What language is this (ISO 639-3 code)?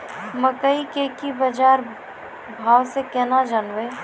mai